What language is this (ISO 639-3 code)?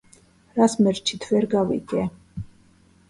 kat